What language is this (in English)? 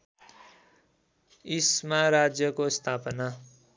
Nepali